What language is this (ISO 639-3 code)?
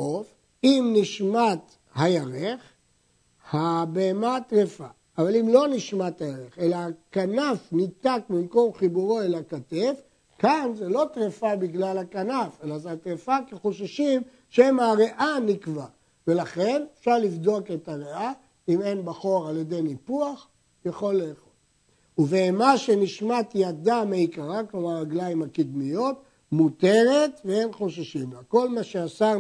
heb